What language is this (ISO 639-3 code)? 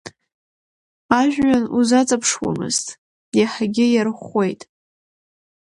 abk